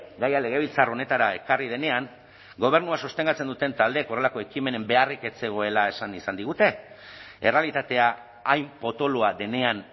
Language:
Basque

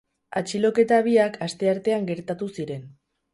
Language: Basque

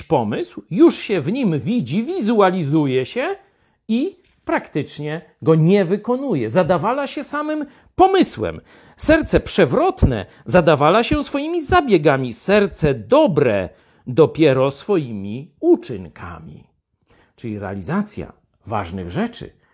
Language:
Polish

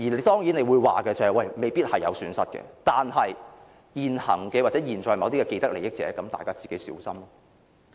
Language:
Cantonese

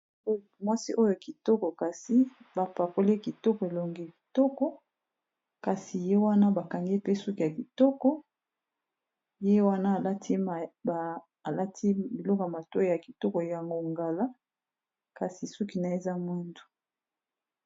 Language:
Lingala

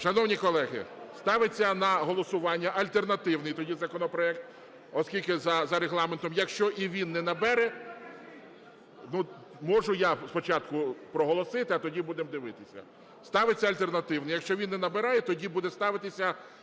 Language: Ukrainian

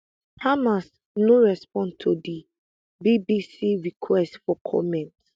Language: Nigerian Pidgin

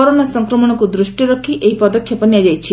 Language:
Odia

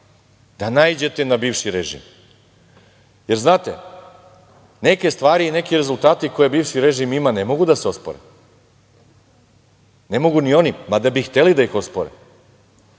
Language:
Serbian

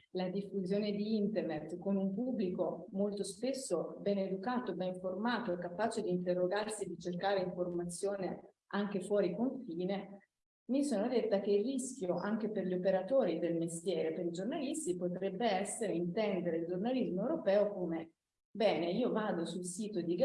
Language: Italian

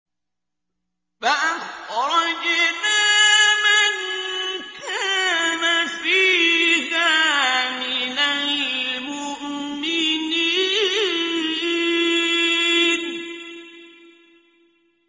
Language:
Arabic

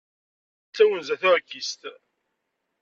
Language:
Kabyle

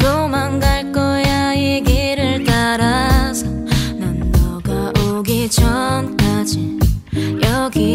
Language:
Korean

